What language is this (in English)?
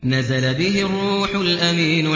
Arabic